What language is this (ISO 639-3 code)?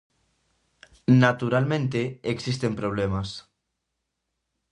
glg